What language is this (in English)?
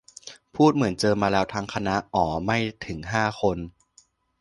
Thai